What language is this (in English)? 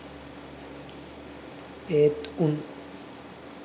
Sinhala